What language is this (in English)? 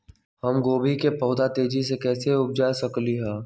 Magahi